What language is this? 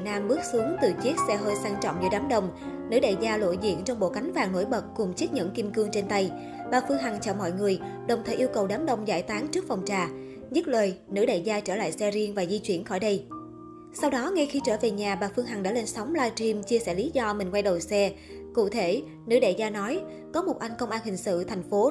Vietnamese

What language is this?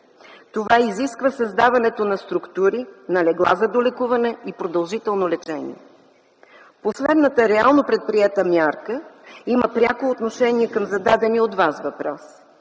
Bulgarian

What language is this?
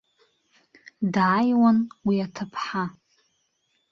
Abkhazian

